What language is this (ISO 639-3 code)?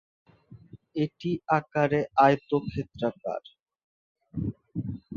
ben